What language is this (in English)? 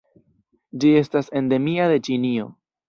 Esperanto